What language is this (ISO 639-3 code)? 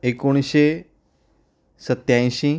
kok